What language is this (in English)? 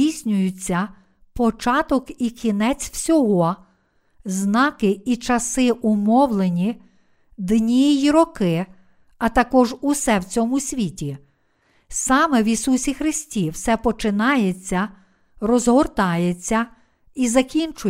Ukrainian